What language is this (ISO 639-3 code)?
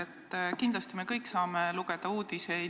est